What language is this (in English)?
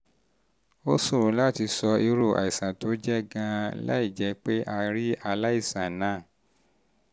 Yoruba